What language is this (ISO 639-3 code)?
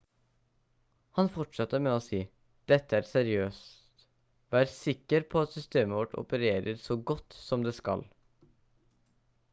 nob